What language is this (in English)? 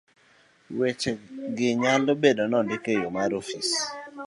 Luo (Kenya and Tanzania)